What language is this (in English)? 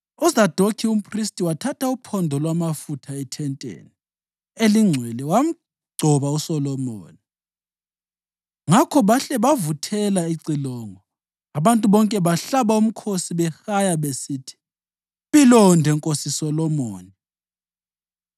North Ndebele